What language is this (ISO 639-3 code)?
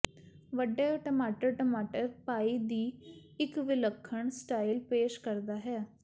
pan